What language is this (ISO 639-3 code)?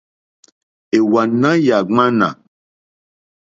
bri